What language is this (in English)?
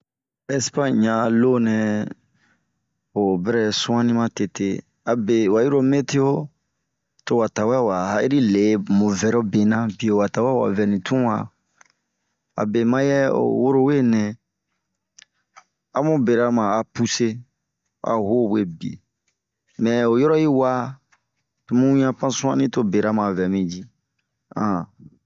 Bomu